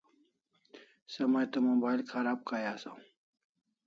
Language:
Kalasha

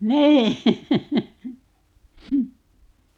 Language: Finnish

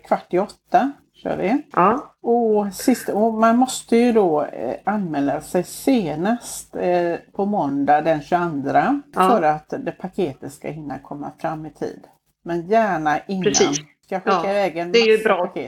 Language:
Swedish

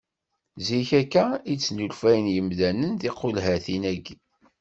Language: Kabyle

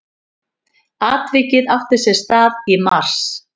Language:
Icelandic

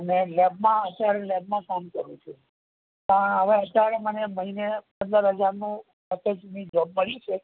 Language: Gujarati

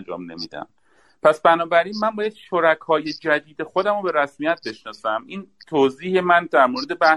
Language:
Persian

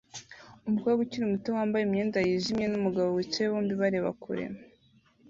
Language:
Kinyarwanda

